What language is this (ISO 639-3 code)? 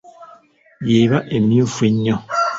lug